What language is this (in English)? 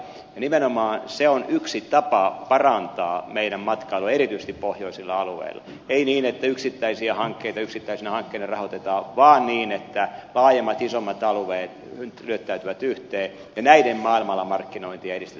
Finnish